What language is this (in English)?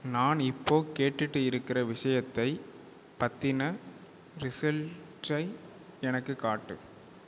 Tamil